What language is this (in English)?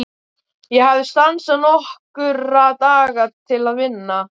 Icelandic